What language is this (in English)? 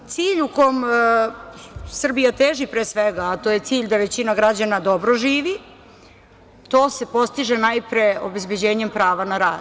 Serbian